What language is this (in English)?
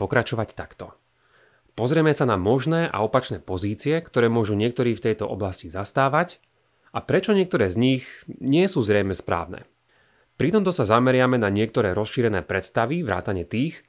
Slovak